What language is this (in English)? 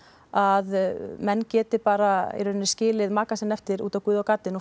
Icelandic